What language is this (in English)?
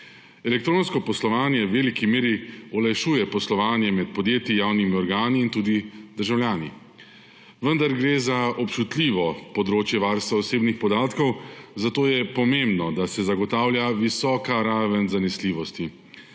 Slovenian